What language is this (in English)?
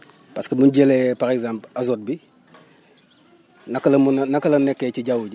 Wolof